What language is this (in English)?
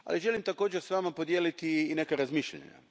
Croatian